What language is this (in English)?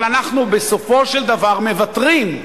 Hebrew